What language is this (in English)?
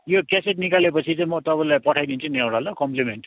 Nepali